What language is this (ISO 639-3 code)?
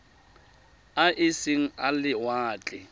tsn